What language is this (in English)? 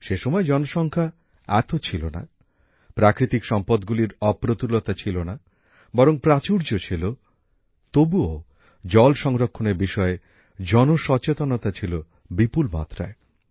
Bangla